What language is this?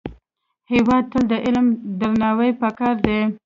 Pashto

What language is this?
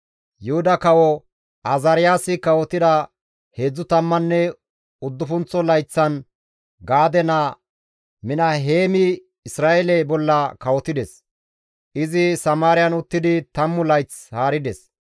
Gamo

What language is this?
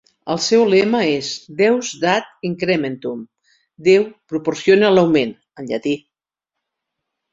Catalan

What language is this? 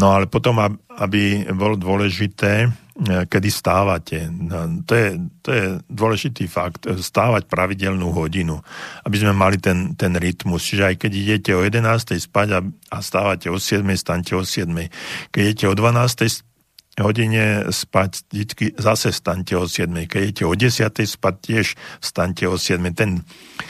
Slovak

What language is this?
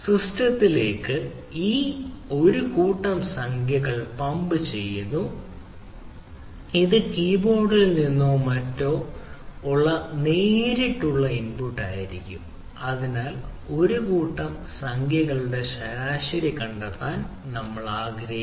Malayalam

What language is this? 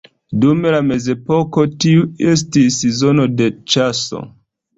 Esperanto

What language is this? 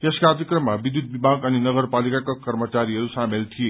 Nepali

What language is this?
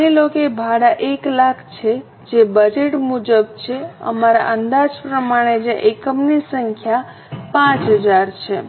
Gujarati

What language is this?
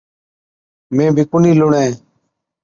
Od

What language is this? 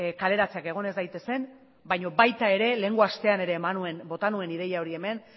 Basque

